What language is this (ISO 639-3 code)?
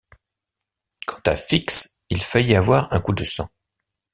fra